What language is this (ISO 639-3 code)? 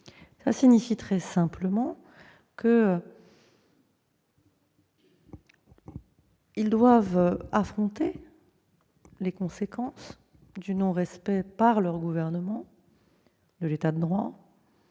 fra